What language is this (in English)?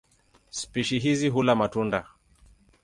Swahili